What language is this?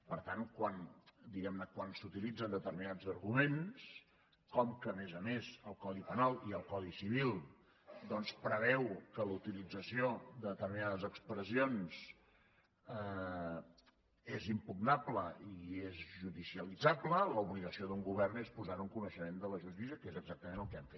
Catalan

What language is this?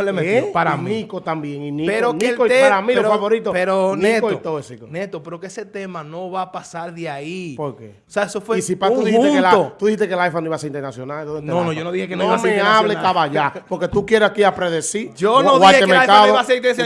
Spanish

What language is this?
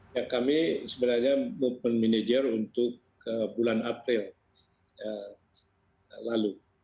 Indonesian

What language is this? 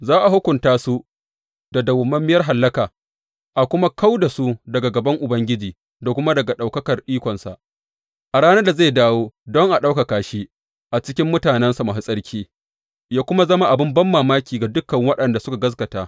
Hausa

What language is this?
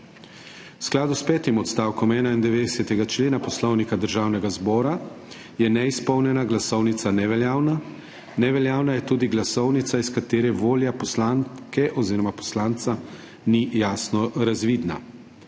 Slovenian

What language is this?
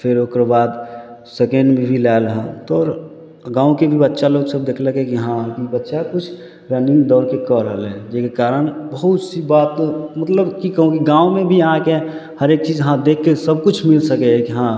Maithili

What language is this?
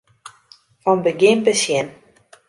Western Frisian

